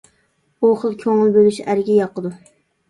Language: Uyghur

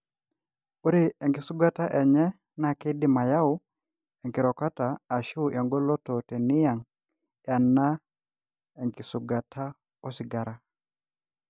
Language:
Masai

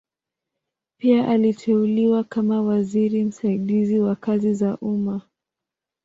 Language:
Swahili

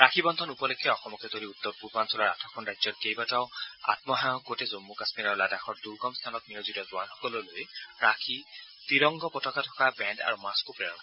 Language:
Assamese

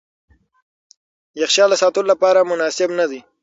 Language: Pashto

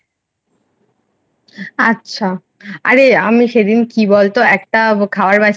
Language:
Bangla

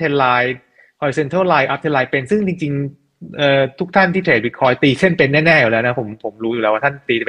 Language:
Thai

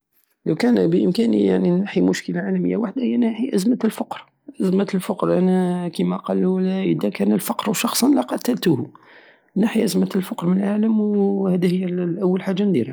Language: Algerian Saharan Arabic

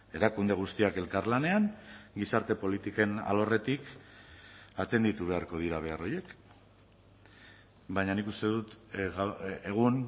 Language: Basque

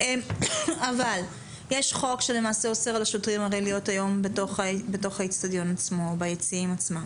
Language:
Hebrew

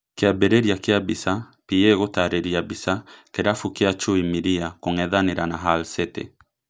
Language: Kikuyu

